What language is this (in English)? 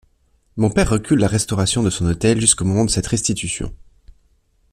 French